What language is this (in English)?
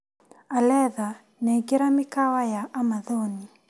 Kikuyu